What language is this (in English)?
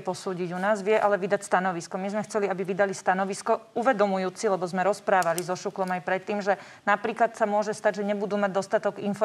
Slovak